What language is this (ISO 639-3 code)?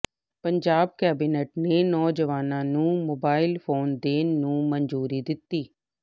pan